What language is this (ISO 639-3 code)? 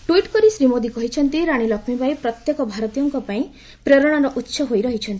ori